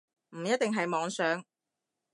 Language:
Cantonese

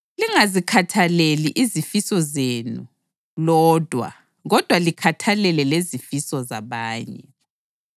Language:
North Ndebele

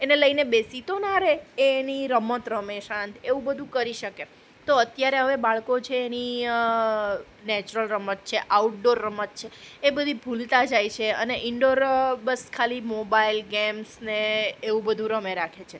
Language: Gujarati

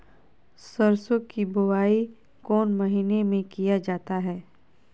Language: Magahi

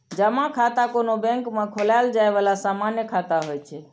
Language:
Maithili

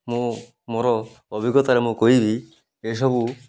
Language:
Odia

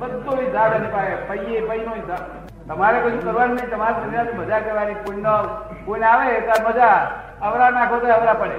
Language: Gujarati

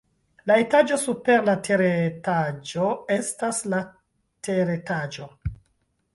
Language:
Esperanto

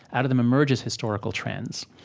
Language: English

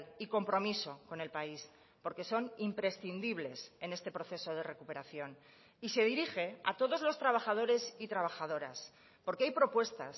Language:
Spanish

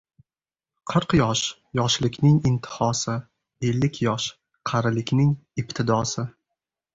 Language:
Uzbek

